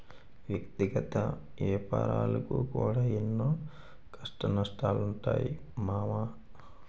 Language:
Telugu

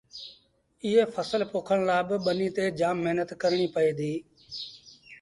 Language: Sindhi Bhil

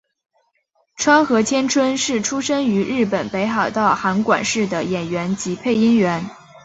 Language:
Chinese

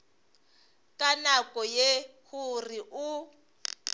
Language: Northern Sotho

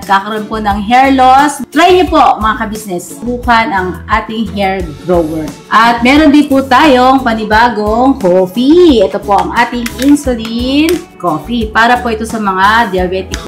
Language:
Filipino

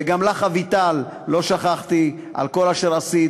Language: Hebrew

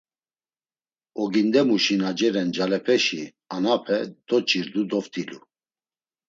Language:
Laz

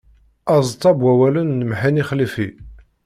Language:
Kabyle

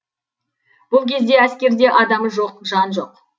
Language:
Kazakh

